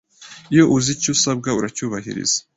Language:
Kinyarwanda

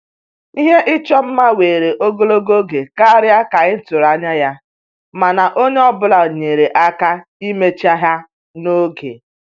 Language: Igbo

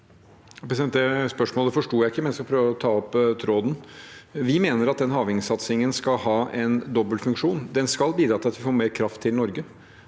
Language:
Norwegian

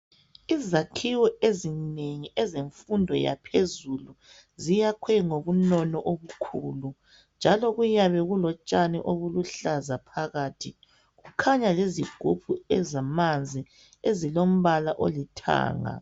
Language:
North Ndebele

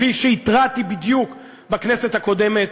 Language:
Hebrew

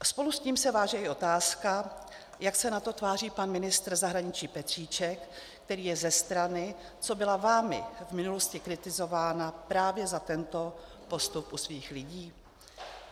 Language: Czech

